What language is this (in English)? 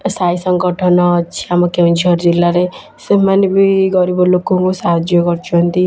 Odia